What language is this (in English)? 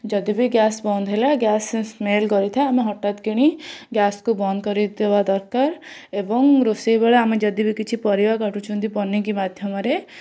Odia